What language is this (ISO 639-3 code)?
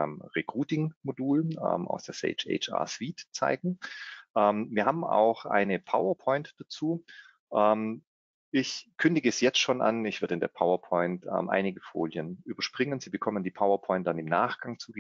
deu